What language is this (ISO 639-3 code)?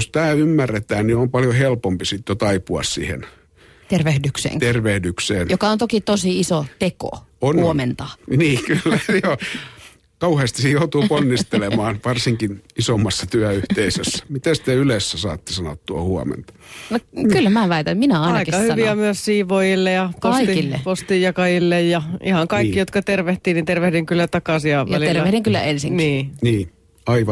fin